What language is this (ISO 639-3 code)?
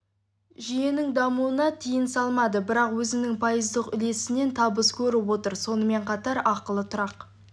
kaz